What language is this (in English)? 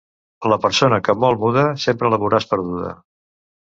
Catalan